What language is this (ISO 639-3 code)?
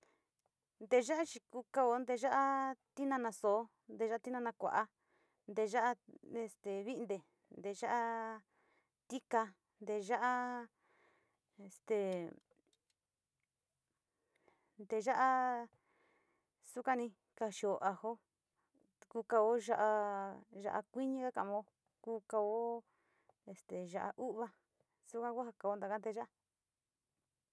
xti